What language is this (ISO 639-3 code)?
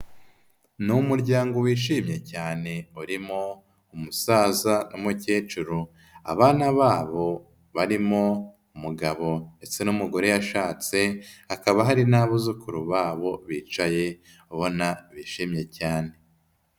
kin